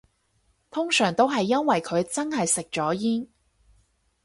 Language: Cantonese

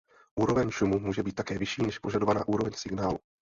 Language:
Czech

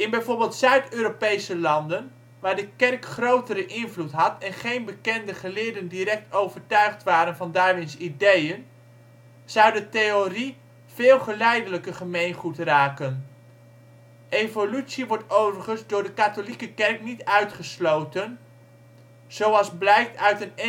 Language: Dutch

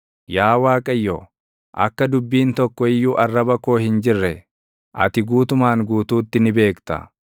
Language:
Oromo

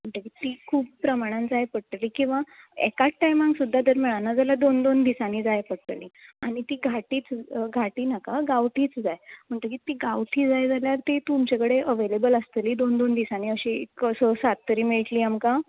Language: Konkani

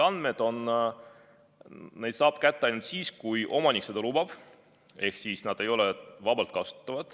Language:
Estonian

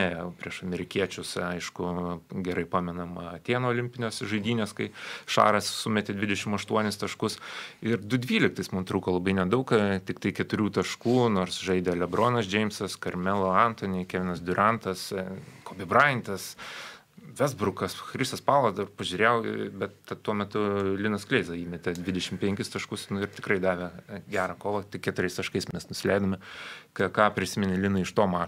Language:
Lithuanian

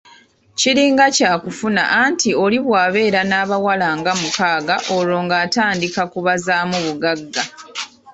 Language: Ganda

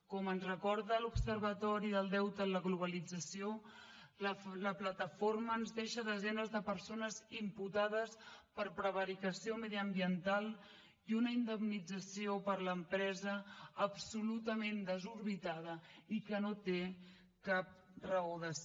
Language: Catalan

